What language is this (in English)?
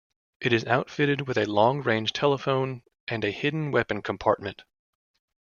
English